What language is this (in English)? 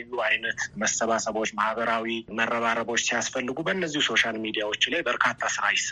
Amharic